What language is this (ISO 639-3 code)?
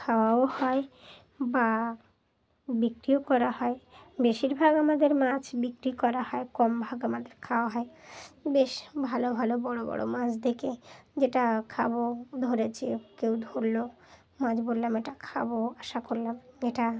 ben